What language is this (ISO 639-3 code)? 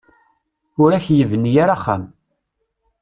kab